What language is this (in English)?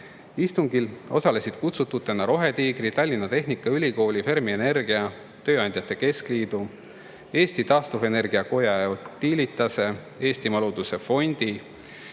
Estonian